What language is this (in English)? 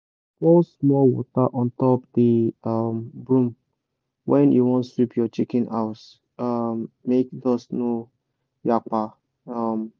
Nigerian Pidgin